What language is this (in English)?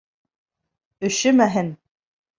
Bashkir